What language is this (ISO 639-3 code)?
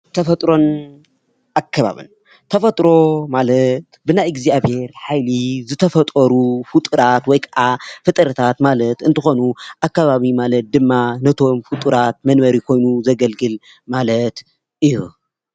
tir